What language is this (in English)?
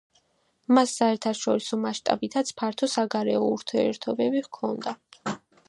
Georgian